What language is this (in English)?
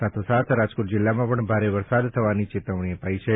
Gujarati